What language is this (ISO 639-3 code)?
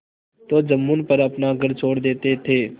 hin